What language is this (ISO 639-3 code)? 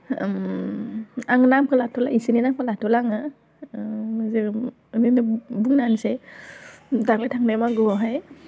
brx